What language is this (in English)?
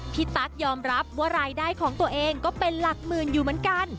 Thai